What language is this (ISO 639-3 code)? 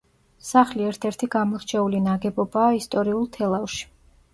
kat